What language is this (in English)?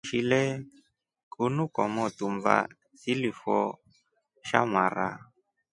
Rombo